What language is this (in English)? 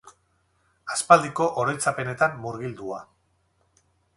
Basque